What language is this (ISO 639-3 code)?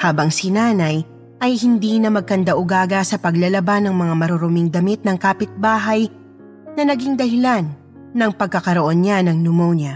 fil